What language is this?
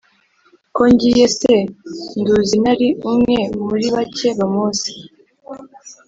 Kinyarwanda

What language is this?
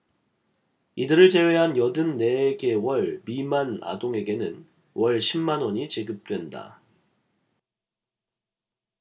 Korean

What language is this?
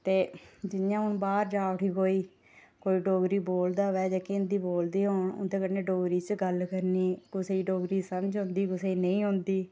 Dogri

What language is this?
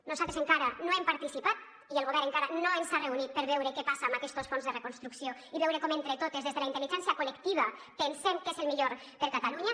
Catalan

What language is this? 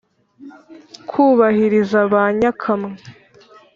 Kinyarwanda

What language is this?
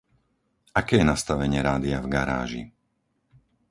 Slovak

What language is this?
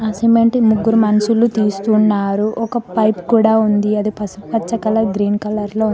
Telugu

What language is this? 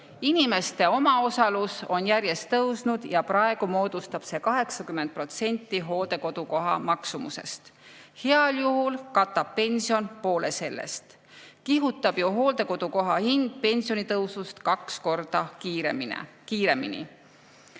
Estonian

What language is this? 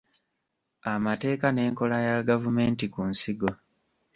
Ganda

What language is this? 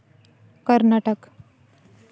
Santali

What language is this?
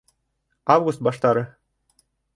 Bashkir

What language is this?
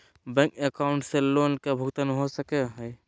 Magahi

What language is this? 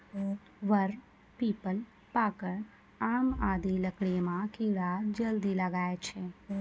Maithili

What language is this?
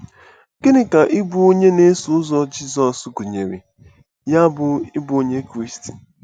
Igbo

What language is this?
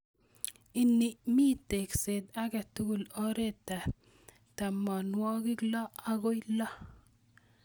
Kalenjin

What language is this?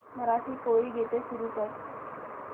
Marathi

